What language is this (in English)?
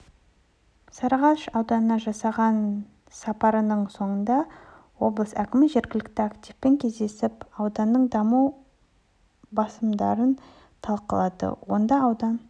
Kazakh